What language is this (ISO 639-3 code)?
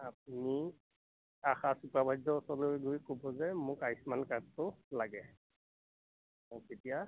asm